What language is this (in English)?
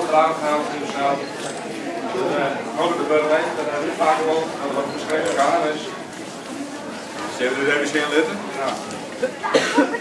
Dutch